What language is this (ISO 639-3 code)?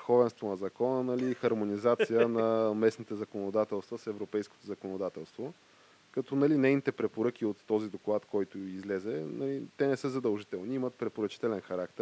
bul